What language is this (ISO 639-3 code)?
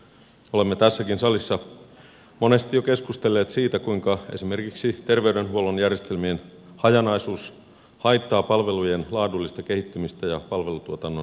fin